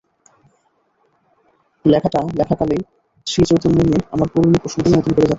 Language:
Bangla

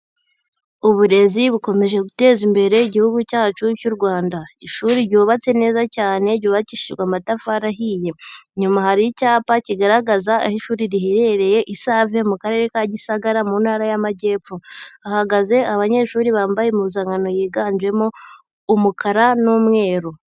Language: Kinyarwanda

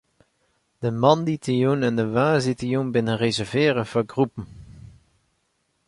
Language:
Western Frisian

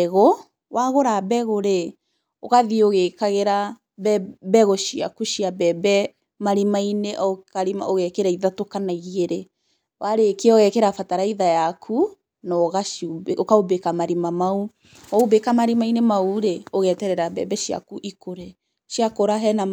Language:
Kikuyu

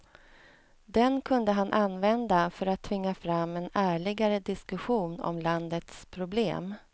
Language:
Swedish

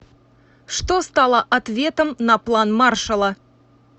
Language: Russian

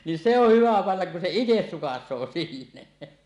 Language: Finnish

